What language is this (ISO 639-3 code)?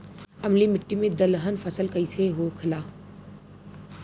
bho